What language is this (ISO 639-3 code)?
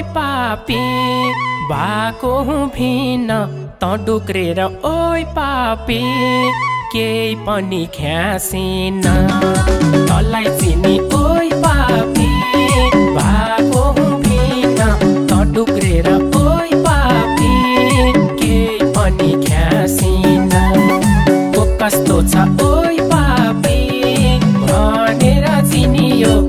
tha